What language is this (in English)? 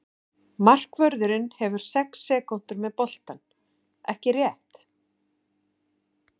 Icelandic